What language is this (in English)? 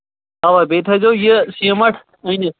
Kashmiri